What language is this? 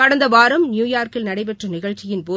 Tamil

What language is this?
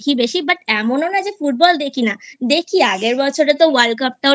Bangla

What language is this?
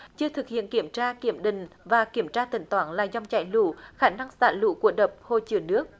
Vietnamese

